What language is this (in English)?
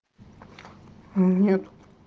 Russian